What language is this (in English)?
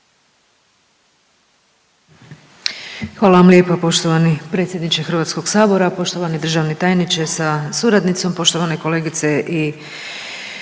Croatian